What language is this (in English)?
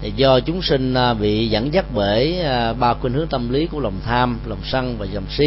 Vietnamese